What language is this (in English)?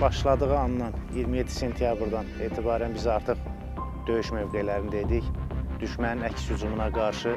Turkish